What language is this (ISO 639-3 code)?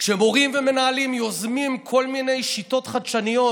heb